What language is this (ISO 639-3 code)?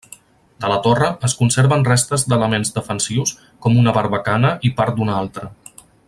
cat